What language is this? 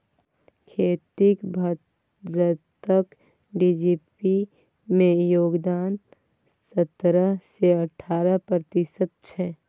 Maithili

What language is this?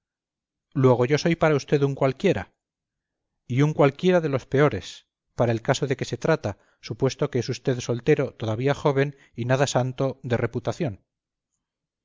Spanish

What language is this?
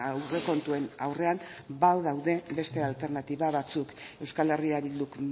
Basque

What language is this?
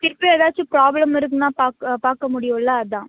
Tamil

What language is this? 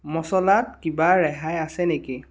Assamese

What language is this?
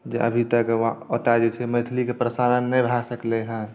Maithili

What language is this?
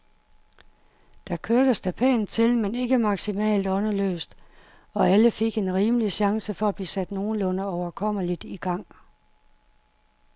Danish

